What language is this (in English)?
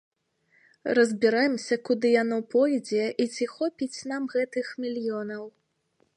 Belarusian